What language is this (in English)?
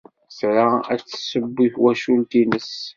Kabyle